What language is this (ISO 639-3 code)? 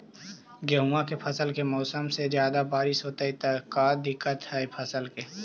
mag